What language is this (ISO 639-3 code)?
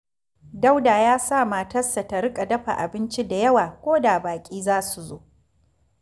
hau